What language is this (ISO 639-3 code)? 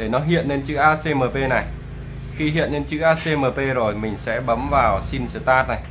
vie